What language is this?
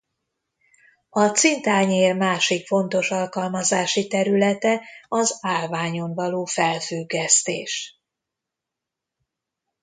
Hungarian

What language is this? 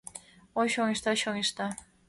Mari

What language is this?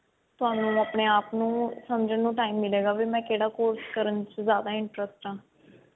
Punjabi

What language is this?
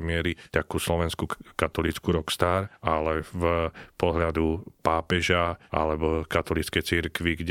Slovak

